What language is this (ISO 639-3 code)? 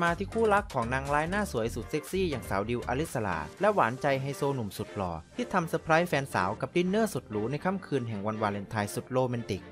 tha